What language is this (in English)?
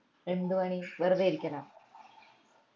Malayalam